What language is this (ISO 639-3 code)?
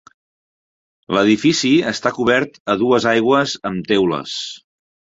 cat